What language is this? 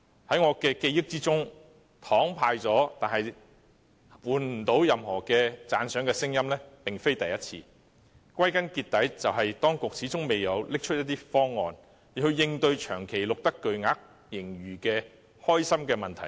Cantonese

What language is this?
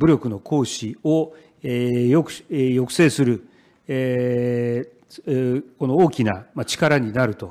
Japanese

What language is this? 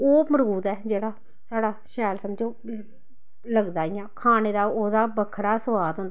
Dogri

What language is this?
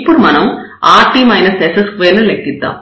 Telugu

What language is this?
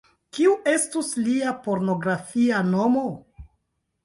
Esperanto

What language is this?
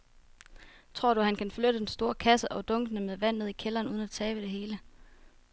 Danish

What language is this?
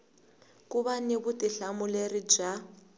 Tsonga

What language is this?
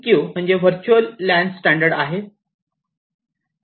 Marathi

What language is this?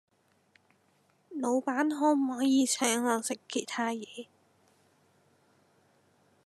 Cantonese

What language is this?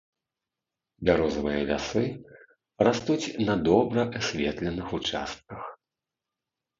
Belarusian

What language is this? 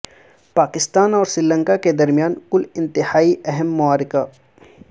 Urdu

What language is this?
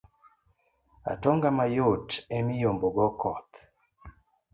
Luo (Kenya and Tanzania)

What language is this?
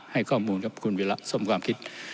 Thai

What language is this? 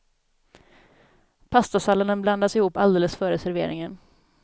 Swedish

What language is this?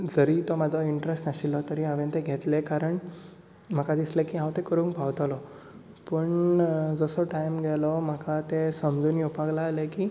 Konkani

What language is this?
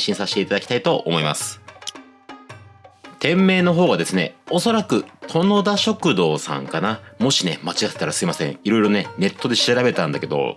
Japanese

